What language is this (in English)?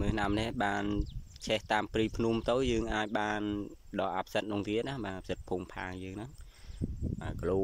Vietnamese